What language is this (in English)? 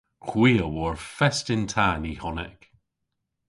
Cornish